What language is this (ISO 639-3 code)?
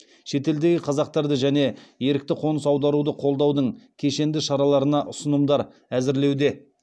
kaz